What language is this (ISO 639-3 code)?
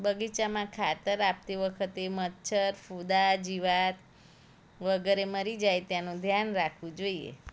guj